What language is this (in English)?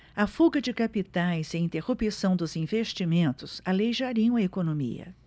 Portuguese